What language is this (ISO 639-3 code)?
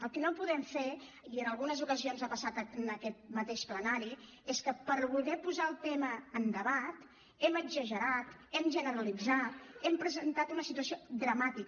cat